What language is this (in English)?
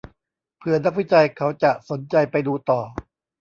Thai